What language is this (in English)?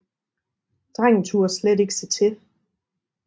Danish